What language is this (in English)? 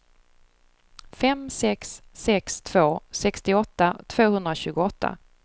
Swedish